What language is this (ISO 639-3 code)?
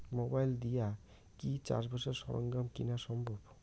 ben